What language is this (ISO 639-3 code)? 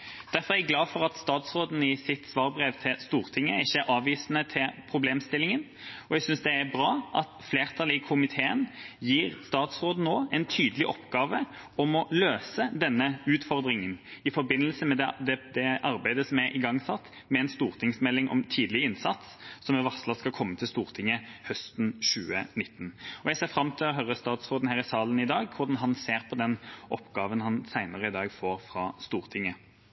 nob